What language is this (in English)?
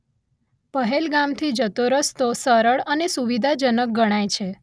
Gujarati